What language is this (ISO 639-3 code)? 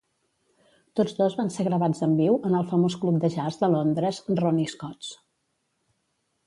cat